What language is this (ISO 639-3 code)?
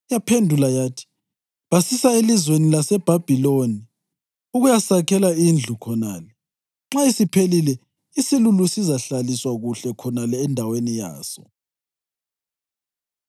nde